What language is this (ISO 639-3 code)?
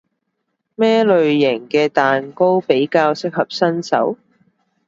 yue